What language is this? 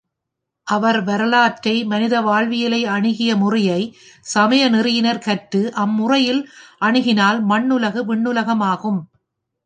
Tamil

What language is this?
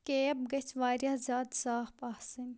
Kashmiri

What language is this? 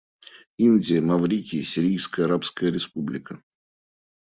Russian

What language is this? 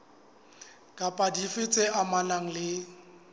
Southern Sotho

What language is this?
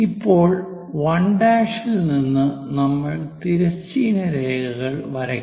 Malayalam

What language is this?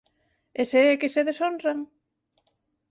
Galician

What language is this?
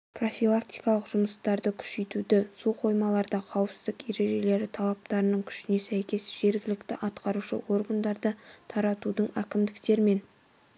Kazakh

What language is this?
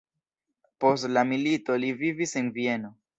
Esperanto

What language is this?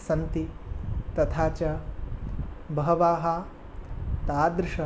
Sanskrit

